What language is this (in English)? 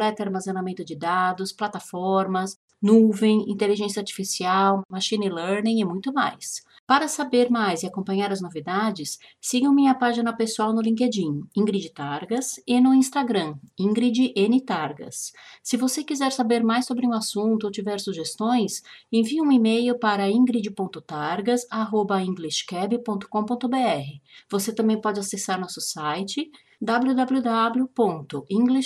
Portuguese